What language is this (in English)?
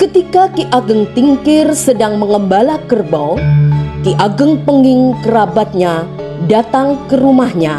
Indonesian